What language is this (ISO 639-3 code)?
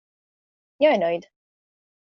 swe